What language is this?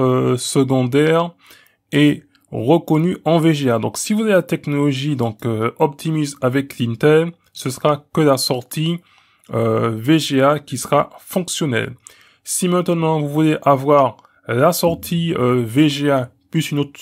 French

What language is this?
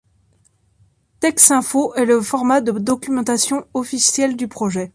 French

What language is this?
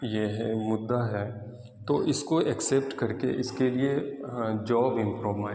Urdu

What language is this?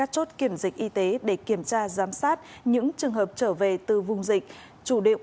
Vietnamese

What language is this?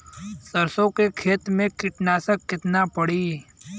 Bhojpuri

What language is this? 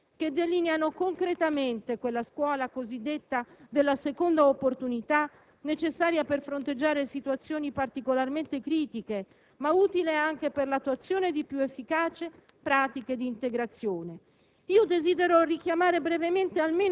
Italian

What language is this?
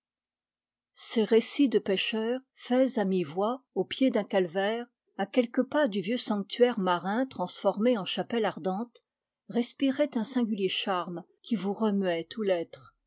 French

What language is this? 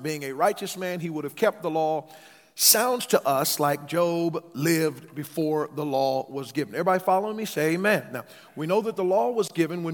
English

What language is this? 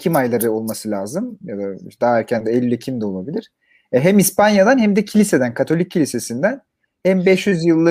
Turkish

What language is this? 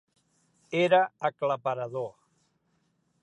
Catalan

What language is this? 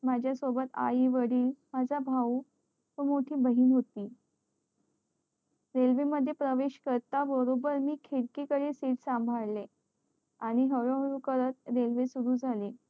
Marathi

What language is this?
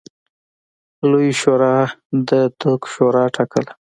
Pashto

